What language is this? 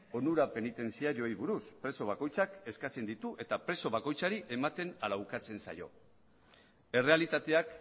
Basque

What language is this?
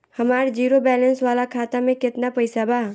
Bhojpuri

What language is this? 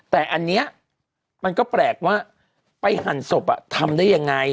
Thai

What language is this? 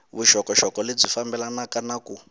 Tsonga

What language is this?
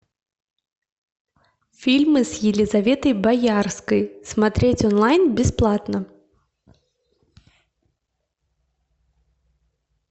Russian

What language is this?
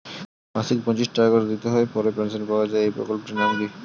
Bangla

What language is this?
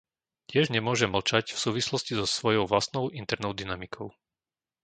Slovak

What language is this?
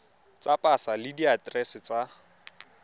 Tswana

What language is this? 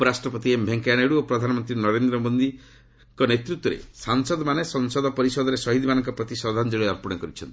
Odia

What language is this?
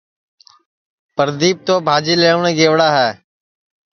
Sansi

